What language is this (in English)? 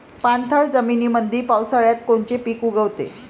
Marathi